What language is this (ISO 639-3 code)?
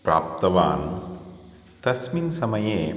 san